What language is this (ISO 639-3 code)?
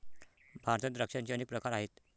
mar